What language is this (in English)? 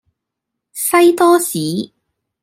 Cantonese